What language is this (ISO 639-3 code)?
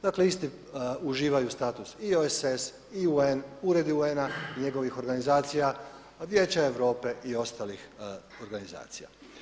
hrv